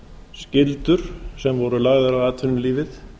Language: Icelandic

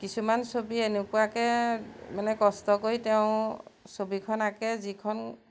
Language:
Assamese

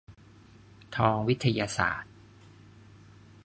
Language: Thai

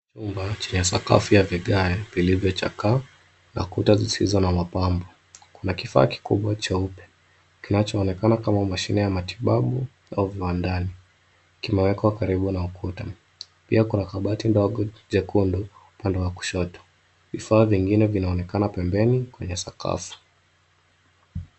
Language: Swahili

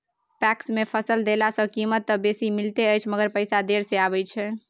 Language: Maithili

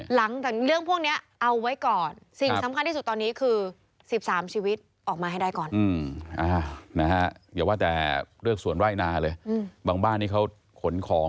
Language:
Thai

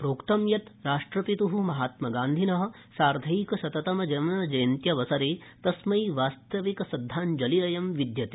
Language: Sanskrit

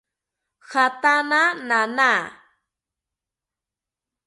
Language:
South Ucayali Ashéninka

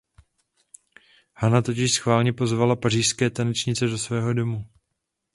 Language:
Czech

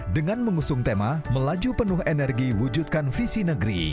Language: Indonesian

